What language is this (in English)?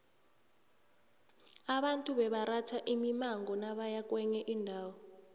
South Ndebele